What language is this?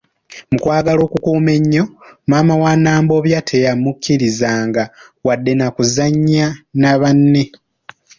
Ganda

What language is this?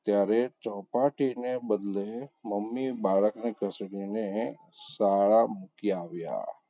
Gujarati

